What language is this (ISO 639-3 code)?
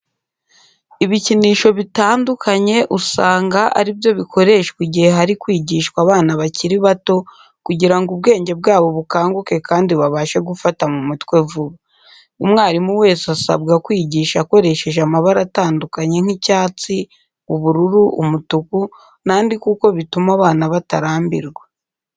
kin